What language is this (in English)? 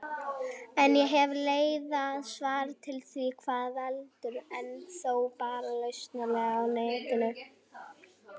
Icelandic